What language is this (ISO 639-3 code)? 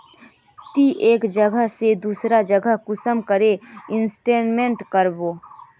mag